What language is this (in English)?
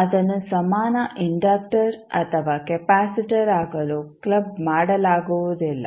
Kannada